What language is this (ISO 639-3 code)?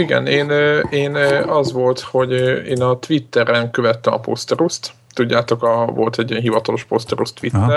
hun